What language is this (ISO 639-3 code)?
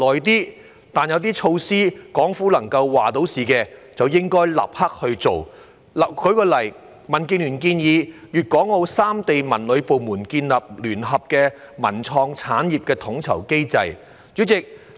yue